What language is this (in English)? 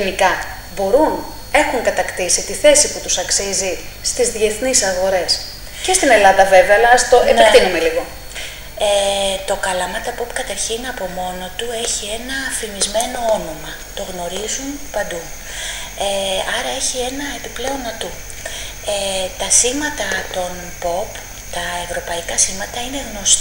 Greek